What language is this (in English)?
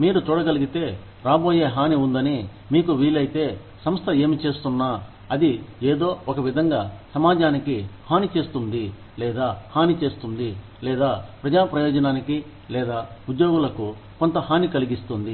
Telugu